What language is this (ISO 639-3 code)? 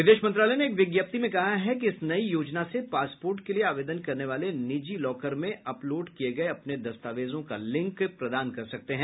hin